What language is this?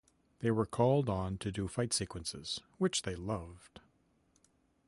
English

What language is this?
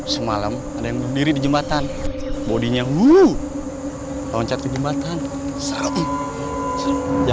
Indonesian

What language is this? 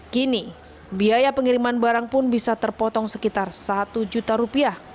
Indonesian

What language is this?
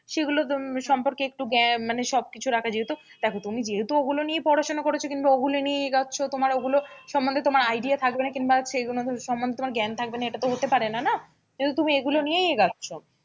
Bangla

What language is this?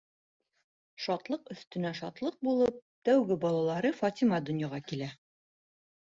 Bashkir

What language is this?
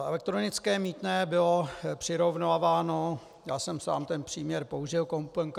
Czech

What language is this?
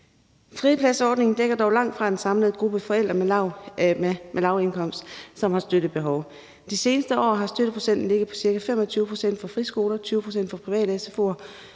Danish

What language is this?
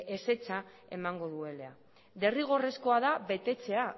Basque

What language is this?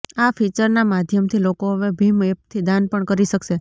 Gujarati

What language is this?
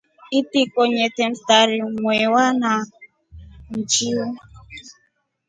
Rombo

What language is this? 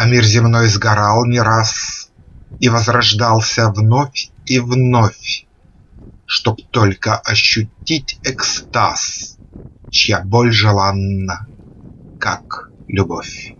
Russian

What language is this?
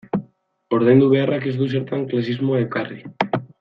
Basque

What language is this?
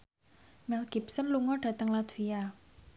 Javanese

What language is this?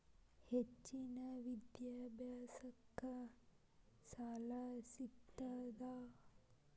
Kannada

